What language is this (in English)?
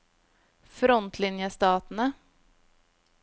Norwegian